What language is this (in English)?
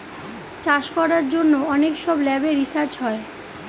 Bangla